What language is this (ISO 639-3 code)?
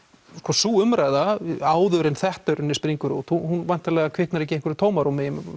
isl